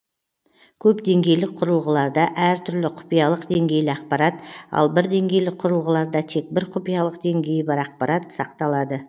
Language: Kazakh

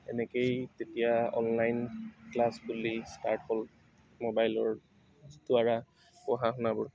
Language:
Assamese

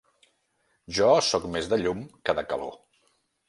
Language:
Catalan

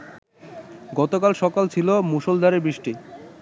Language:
Bangla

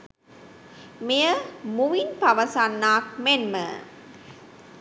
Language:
Sinhala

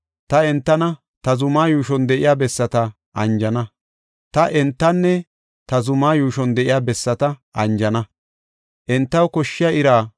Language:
Gofa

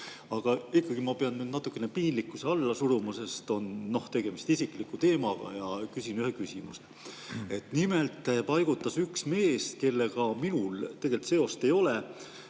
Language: Estonian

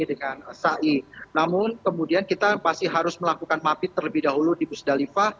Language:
Indonesian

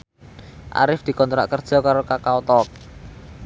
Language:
Javanese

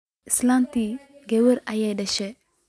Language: Somali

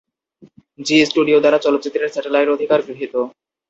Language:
Bangla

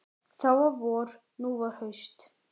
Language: Icelandic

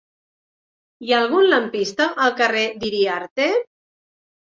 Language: Catalan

